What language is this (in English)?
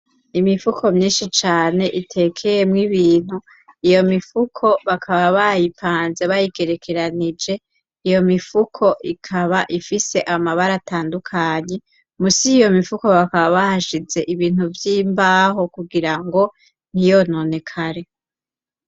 Rundi